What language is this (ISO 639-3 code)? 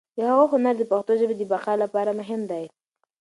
pus